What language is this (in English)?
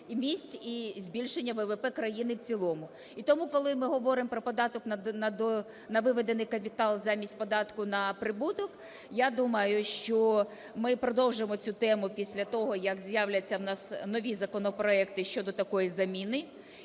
Ukrainian